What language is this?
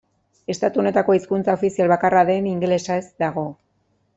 Basque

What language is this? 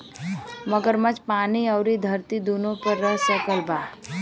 Bhojpuri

